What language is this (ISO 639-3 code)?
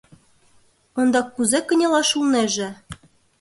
chm